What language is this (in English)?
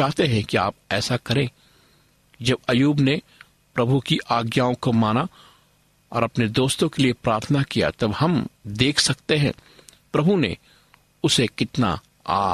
Hindi